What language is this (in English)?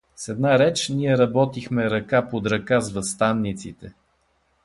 Bulgarian